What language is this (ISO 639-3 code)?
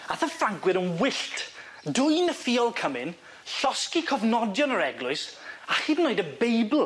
cym